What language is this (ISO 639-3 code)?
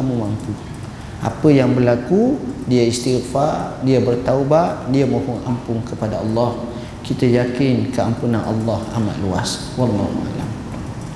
msa